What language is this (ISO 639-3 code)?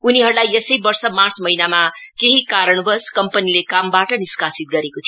nep